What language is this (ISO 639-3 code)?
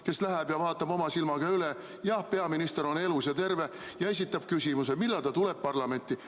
est